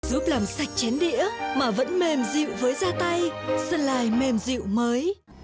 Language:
Vietnamese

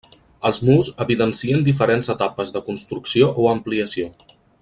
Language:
Catalan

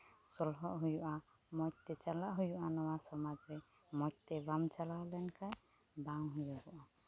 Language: Santali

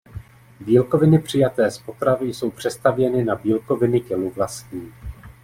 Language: Czech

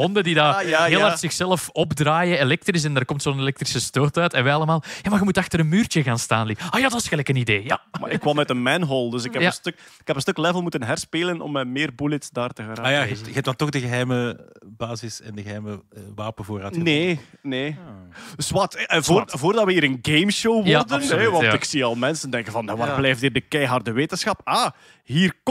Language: Dutch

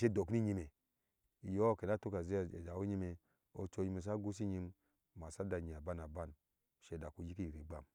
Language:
Ashe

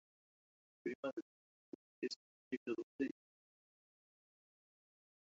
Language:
Spanish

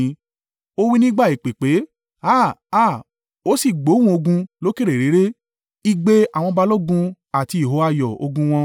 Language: Yoruba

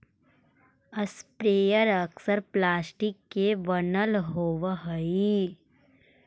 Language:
Magahi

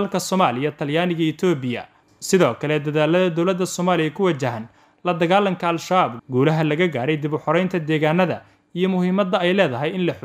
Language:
Arabic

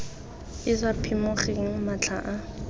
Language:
Tswana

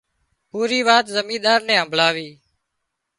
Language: Wadiyara Koli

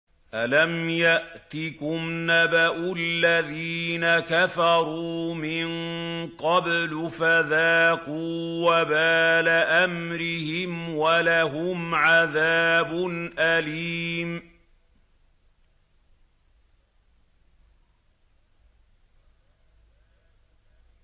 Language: Arabic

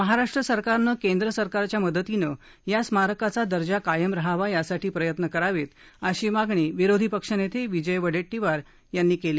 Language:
Marathi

